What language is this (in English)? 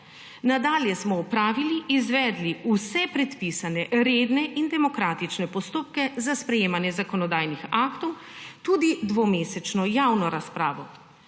Slovenian